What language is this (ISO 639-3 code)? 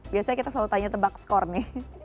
ind